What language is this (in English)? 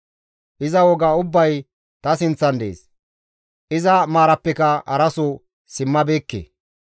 Gamo